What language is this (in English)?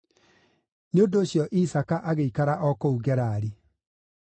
Kikuyu